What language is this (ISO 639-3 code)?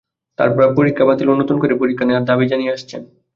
ben